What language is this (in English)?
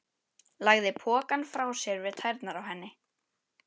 Icelandic